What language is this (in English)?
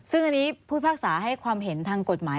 Thai